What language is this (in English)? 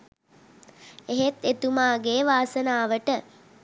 Sinhala